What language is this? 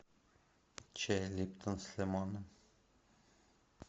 Russian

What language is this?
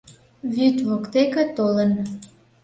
Mari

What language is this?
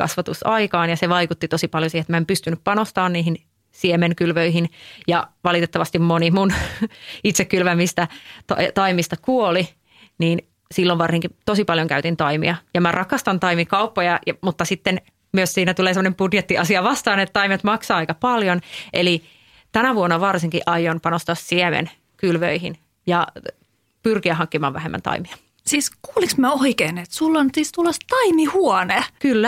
Finnish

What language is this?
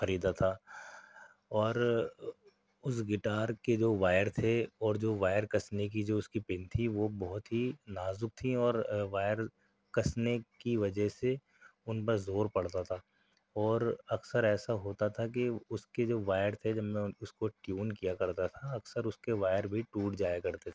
Urdu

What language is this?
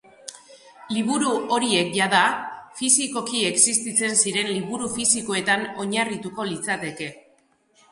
Basque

